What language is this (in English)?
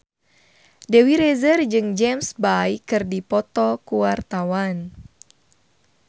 Sundanese